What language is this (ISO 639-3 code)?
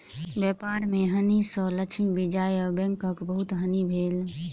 mai